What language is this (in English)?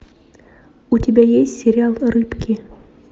Russian